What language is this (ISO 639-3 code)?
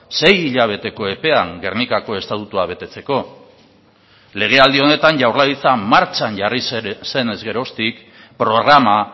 eus